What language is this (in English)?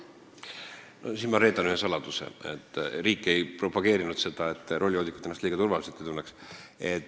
Estonian